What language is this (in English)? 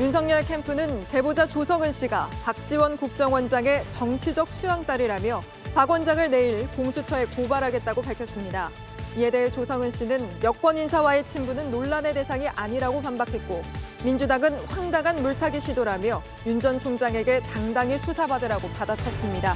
Korean